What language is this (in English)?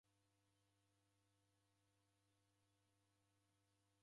Taita